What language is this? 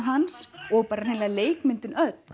Icelandic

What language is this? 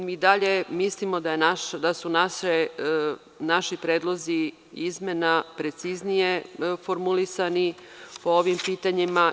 Serbian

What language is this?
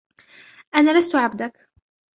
Arabic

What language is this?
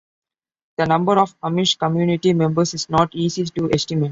English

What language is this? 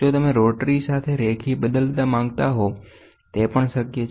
Gujarati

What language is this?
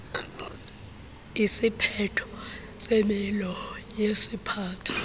Xhosa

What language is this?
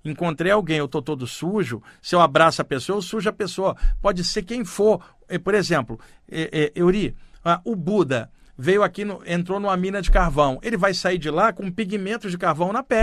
Portuguese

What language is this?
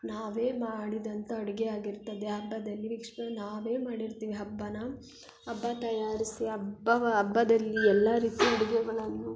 Kannada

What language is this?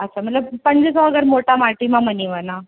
Sindhi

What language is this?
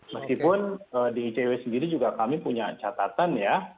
Indonesian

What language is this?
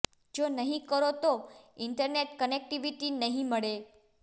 Gujarati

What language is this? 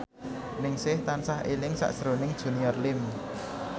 Javanese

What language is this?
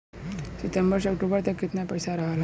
Bhojpuri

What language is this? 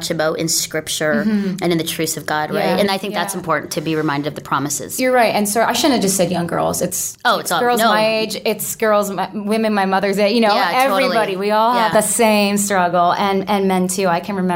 English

